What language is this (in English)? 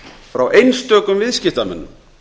Icelandic